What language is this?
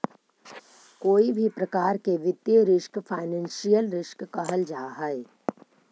Magahi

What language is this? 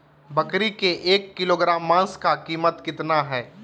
Magahi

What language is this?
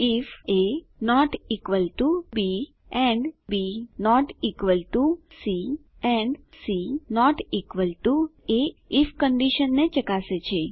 Gujarati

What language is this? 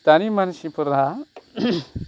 Bodo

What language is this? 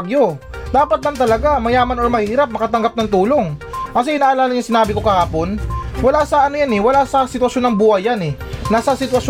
Filipino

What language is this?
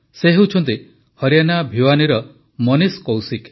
Odia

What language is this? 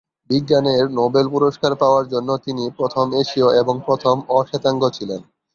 Bangla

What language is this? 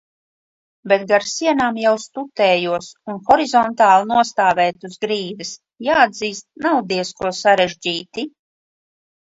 Latvian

